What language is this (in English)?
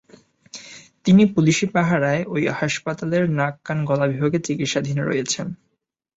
Bangla